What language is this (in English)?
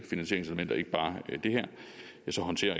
Danish